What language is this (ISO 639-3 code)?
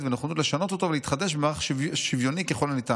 heb